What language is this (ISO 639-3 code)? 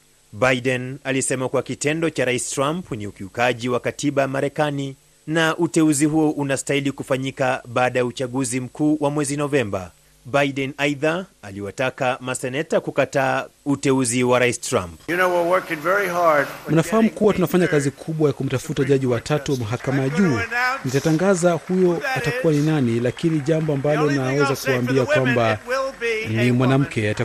swa